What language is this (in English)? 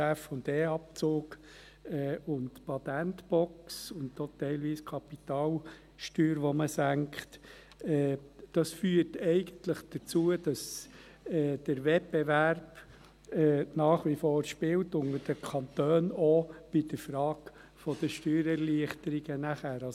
Swiss German